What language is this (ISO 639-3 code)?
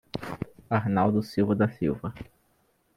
por